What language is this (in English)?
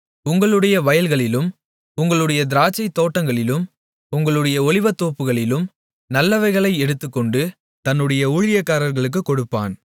Tamil